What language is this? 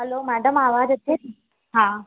Sindhi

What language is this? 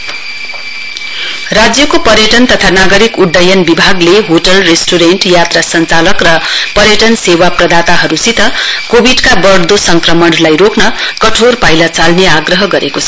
Nepali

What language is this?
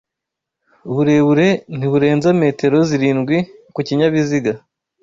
Kinyarwanda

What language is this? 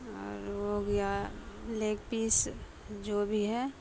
Urdu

